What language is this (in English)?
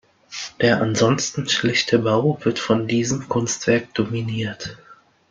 German